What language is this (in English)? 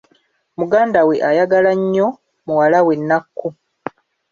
Ganda